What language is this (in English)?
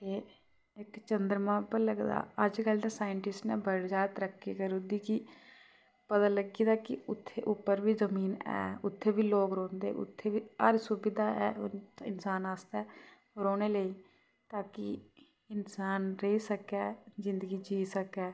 Dogri